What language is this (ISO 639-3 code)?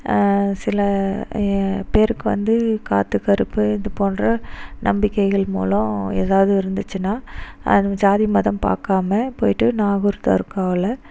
tam